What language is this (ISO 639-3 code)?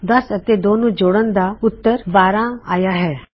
pan